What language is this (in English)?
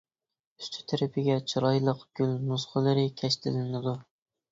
Uyghur